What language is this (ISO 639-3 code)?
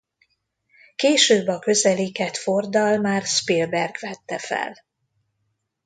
hun